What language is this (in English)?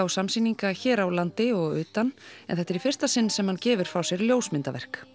Icelandic